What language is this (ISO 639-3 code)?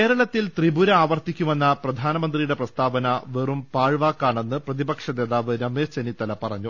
mal